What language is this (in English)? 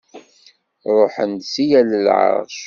Kabyle